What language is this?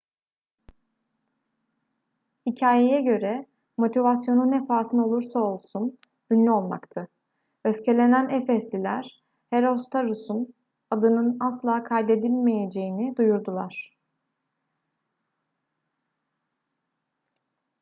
Turkish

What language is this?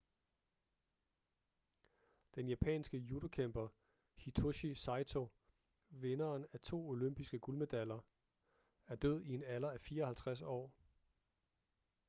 Danish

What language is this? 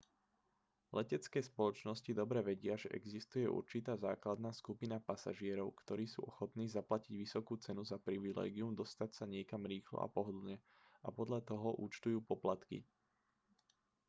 Slovak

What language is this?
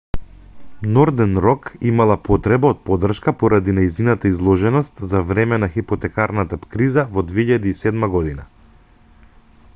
Macedonian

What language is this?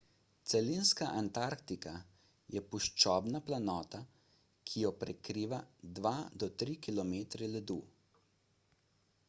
Slovenian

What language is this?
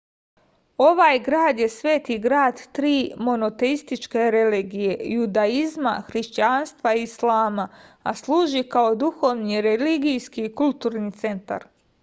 Serbian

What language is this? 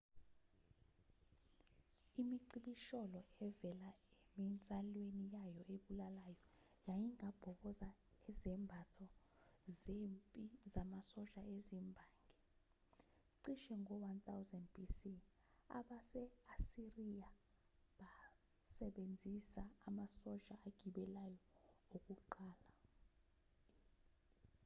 Zulu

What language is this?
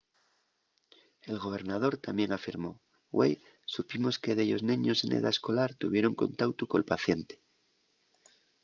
Asturian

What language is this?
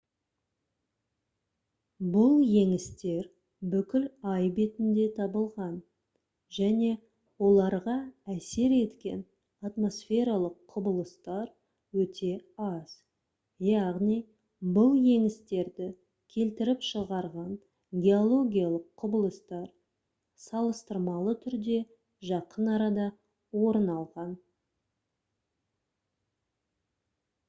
Kazakh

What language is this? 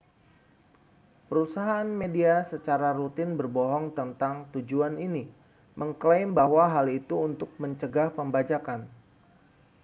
Indonesian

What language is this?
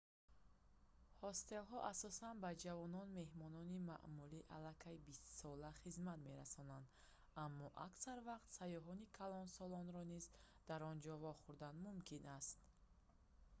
Tajik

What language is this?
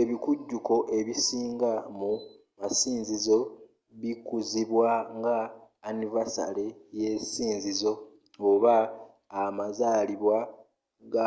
Ganda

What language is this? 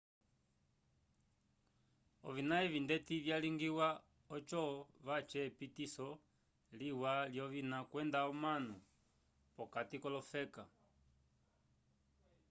Umbundu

